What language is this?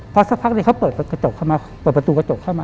Thai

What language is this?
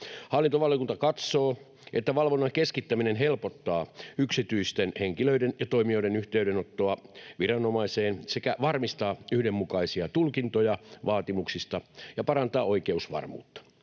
Finnish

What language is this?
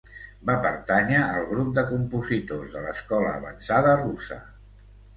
Catalan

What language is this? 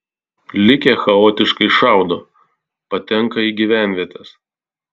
Lithuanian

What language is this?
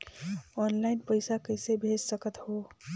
Chhattisgarhi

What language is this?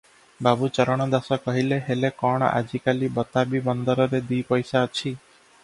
Odia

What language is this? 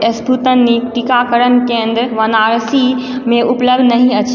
Maithili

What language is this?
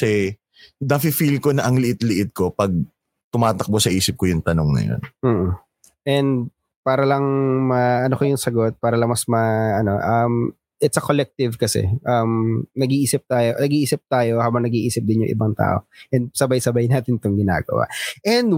Filipino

